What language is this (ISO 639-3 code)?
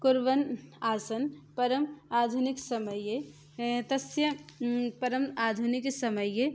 san